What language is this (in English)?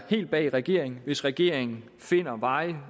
Danish